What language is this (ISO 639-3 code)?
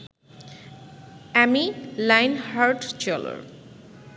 ben